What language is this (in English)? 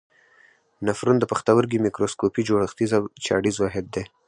Pashto